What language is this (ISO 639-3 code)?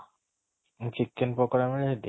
ori